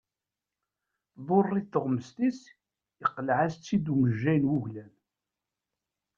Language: Kabyle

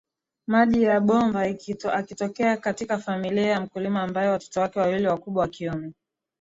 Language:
Swahili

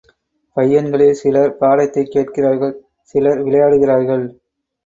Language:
Tamil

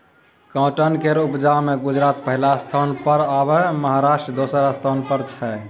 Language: Maithili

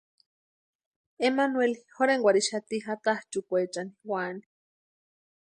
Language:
Western Highland Purepecha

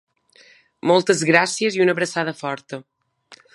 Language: Catalan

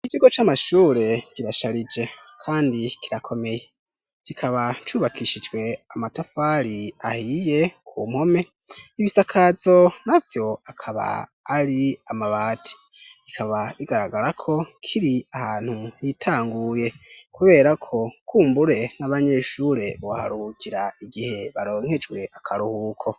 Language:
Rundi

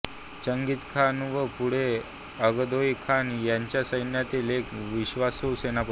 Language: Marathi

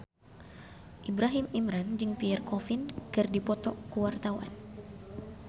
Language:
Sundanese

